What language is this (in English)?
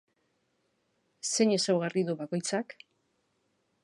Basque